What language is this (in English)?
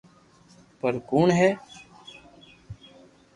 Loarki